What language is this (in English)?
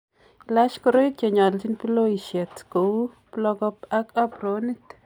Kalenjin